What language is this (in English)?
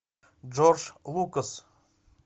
Russian